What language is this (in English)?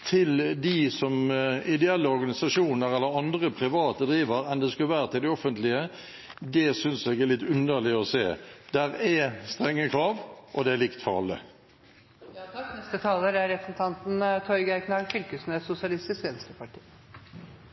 Norwegian